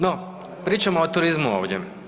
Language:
Croatian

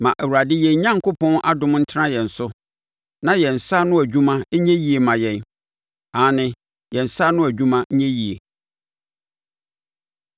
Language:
Akan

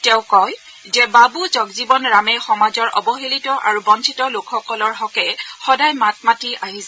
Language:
Assamese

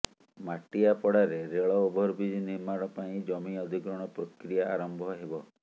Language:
Odia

